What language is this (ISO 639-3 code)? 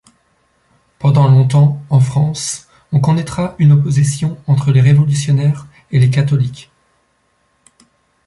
fra